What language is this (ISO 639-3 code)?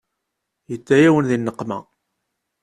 kab